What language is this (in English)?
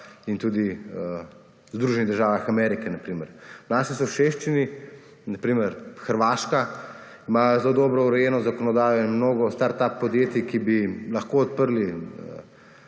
Slovenian